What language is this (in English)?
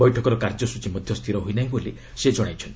Odia